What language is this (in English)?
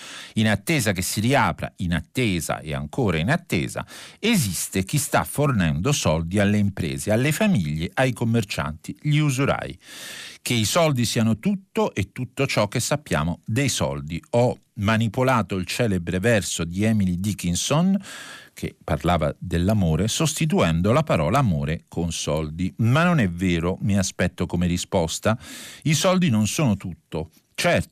Italian